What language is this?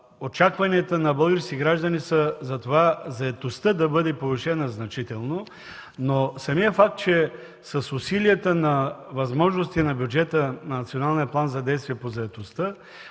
Bulgarian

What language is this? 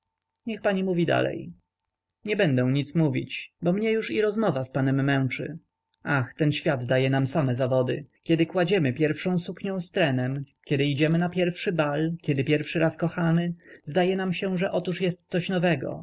Polish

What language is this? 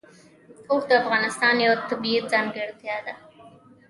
Pashto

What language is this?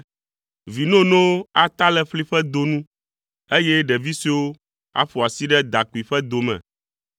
Ewe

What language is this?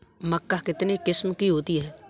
Hindi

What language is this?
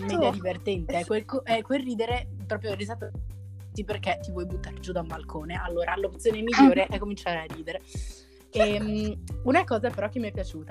Italian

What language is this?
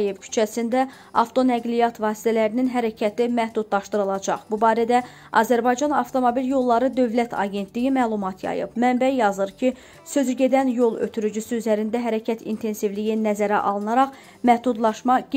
Turkish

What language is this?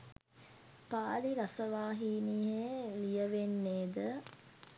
Sinhala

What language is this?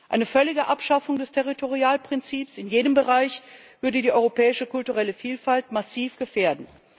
German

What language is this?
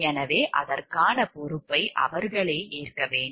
Tamil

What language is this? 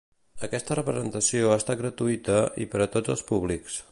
Catalan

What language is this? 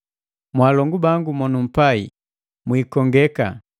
Matengo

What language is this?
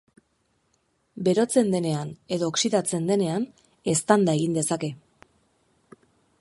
Basque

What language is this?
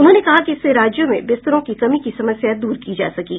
Hindi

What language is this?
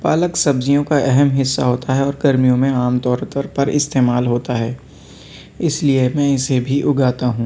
Urdu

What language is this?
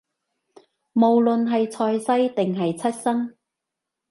Cantonese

